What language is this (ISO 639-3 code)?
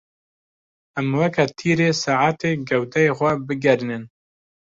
kur